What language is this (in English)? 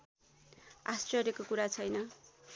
Nepali